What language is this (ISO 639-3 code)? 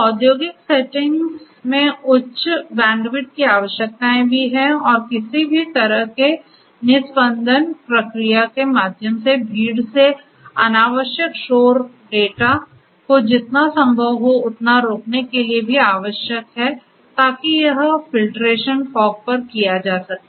hin